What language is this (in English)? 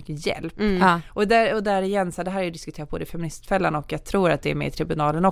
Swedish